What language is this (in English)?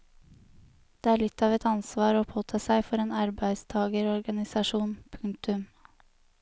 Norwegian